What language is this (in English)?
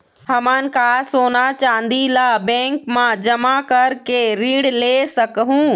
Chhattisgarhi